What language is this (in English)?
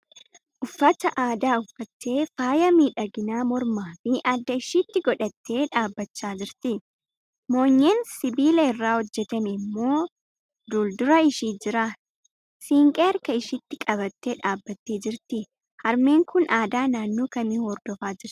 Oromo